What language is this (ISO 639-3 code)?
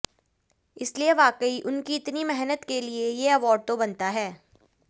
hin